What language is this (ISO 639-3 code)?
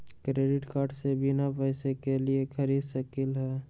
mag